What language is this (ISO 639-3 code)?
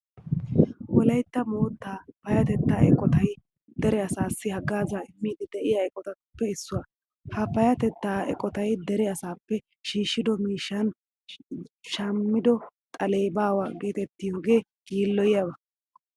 wal